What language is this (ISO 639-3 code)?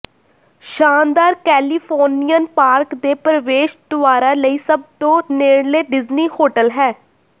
pan